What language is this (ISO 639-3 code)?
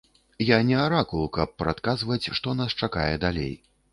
bel